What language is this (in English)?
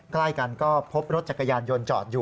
Thai